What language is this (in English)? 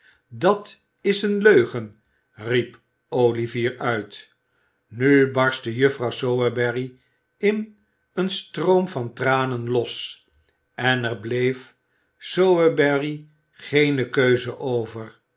Dutch